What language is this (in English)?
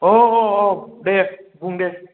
Bodo